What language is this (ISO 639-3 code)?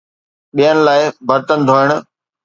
snd